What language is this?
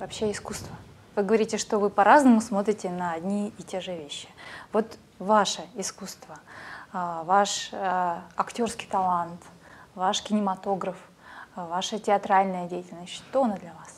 Russian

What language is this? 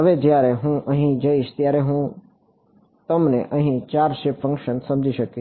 Gujarati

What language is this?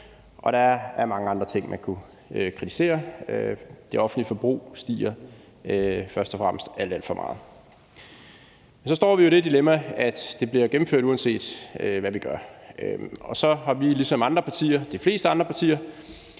Danish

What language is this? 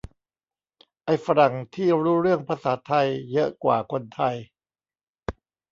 Thai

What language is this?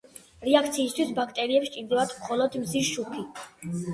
Georgian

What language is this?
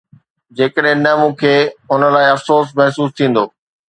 Sindhi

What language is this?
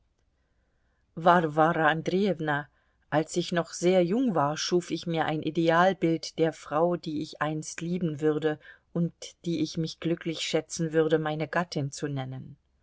German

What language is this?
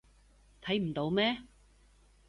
Cantonese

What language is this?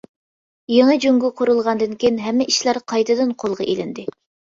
Uyghur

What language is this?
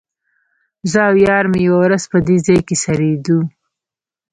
Pashto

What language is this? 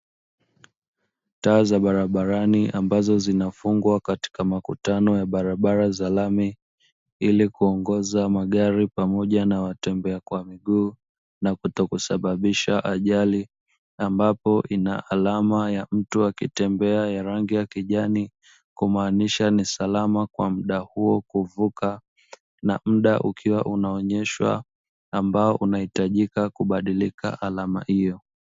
Swahili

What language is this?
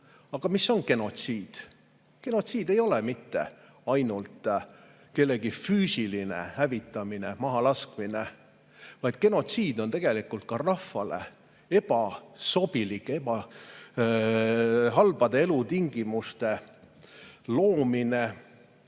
Estonian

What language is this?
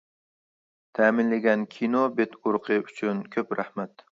Uyghur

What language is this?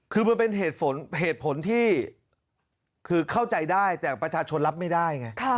Thai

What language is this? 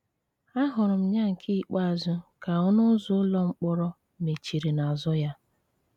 Igbo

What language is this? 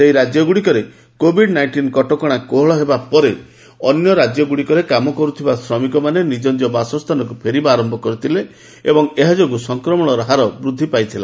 Odia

